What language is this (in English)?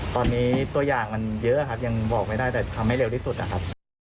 Thai